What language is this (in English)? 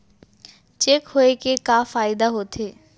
Chhattisgarhi